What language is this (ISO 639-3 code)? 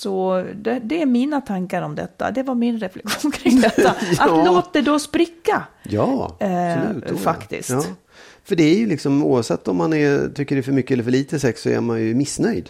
swe